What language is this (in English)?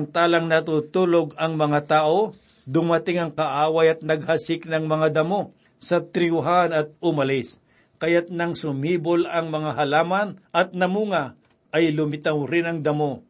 Filipino